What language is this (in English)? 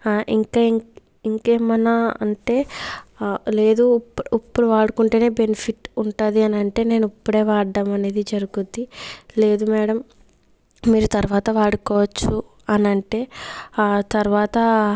Telugu